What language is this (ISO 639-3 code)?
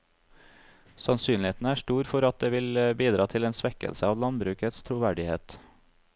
nor